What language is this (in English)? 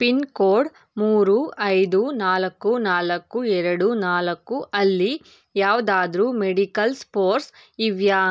Kannada